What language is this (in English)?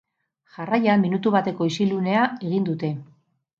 Basque